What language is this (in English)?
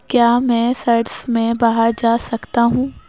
Urdu